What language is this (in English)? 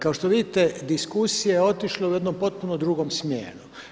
Croatian